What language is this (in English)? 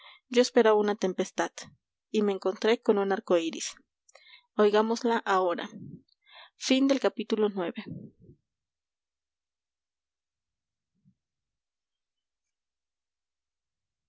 Spanish